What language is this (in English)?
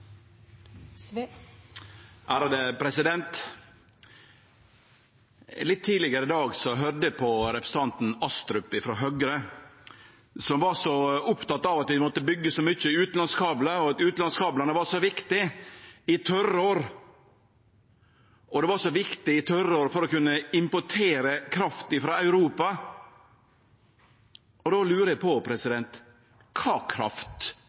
Norwegian Nynorsk